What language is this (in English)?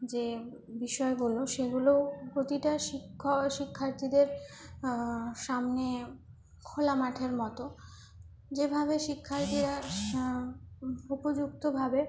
Bangla